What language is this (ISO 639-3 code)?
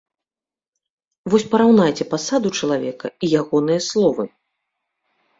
bel